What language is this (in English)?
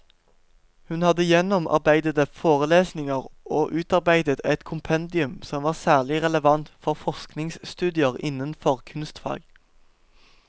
Norwegian